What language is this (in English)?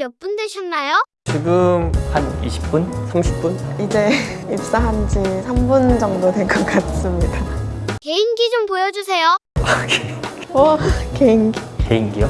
Korean